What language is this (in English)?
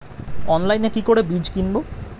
Bangla